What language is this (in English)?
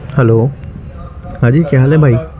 Urdu